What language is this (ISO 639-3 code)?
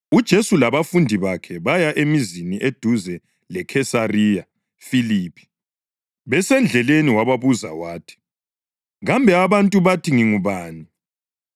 nde